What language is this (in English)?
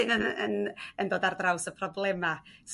Welsh